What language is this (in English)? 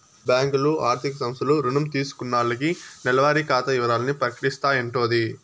Telugu